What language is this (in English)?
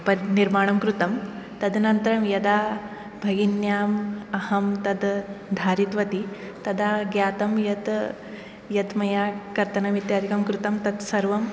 Sanskrit